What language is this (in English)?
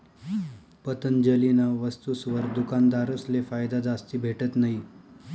Marathi